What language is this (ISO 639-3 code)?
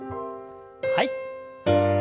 jpn